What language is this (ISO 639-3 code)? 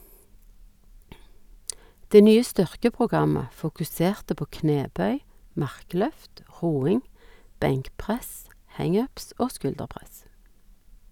nor